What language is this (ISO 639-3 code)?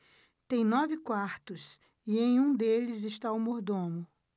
por